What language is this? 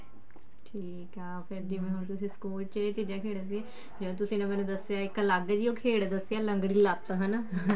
Punjabi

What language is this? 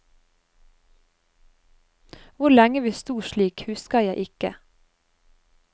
Norwegian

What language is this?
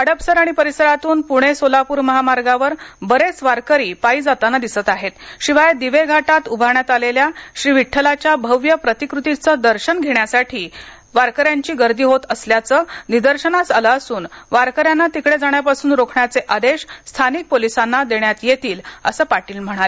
Marathi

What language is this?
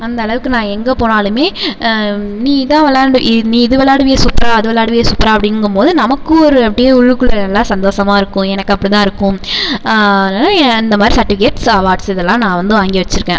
Tamil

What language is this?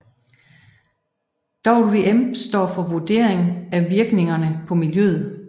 Danish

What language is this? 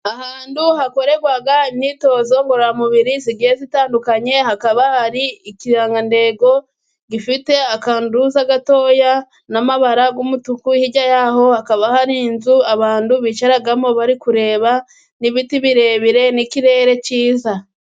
Kinyarwanda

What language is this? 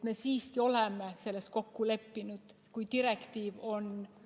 Estonian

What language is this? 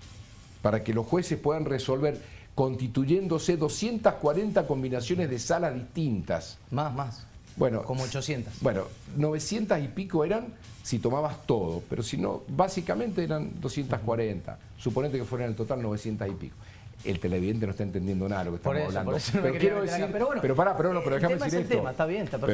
Spanish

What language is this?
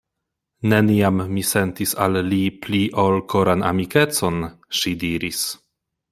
Esperanto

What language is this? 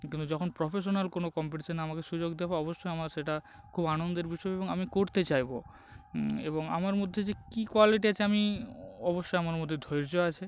Bangla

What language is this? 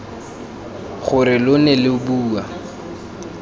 Tswana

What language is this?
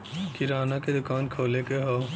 Bhojpuri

